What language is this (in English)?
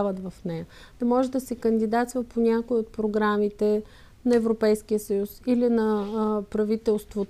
Bulgarian